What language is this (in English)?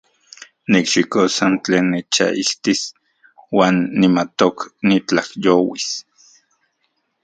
Central Puebla Nahuatl